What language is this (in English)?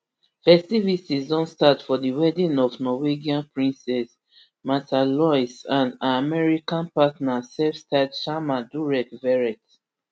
Nigerian Pidgin